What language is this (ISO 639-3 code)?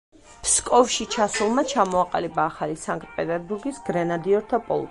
kat